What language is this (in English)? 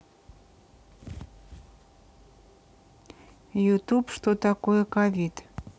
Russian